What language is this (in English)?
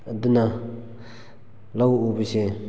Manipuri